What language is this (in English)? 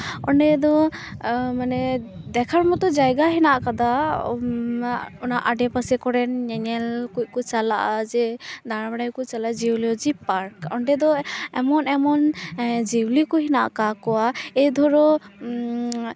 Santali